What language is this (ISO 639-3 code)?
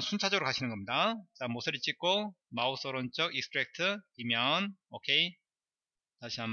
kor